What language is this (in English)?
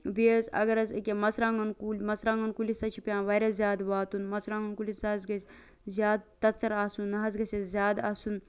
Kashmiri